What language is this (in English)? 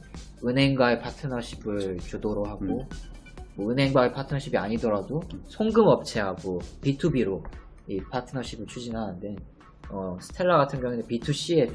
Korean